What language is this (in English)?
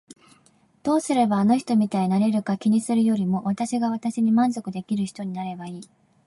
Japanese